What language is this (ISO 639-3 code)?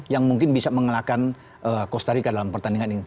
ind